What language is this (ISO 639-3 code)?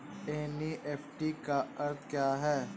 hin